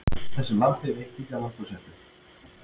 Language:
Icelandic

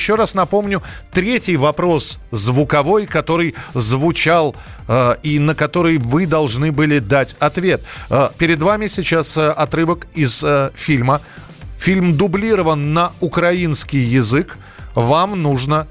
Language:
Russian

